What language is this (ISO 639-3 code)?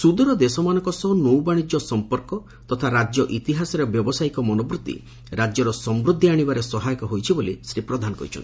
ori